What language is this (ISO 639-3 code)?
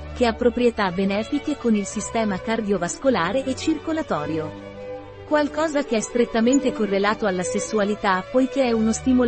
ita